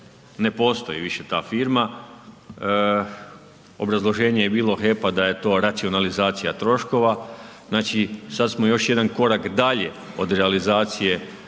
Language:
Croatian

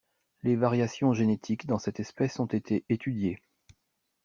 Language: French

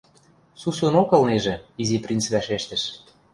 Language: Western Mari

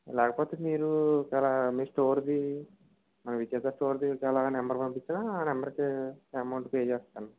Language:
Telugu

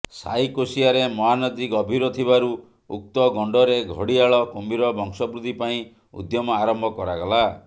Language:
Odia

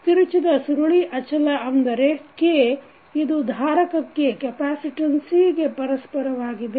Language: Kannada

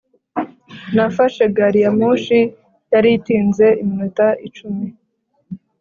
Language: Kinyarwanda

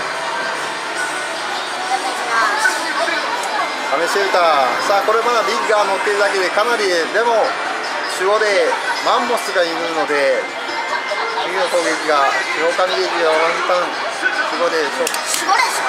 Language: Japanese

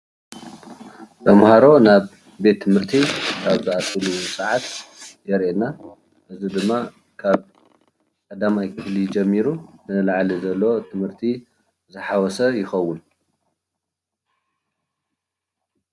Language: Tigrinya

